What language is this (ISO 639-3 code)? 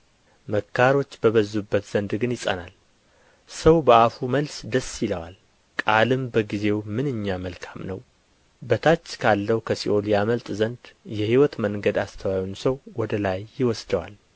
amh